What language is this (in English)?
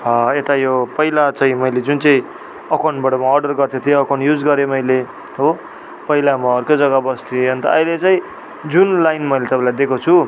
Nepali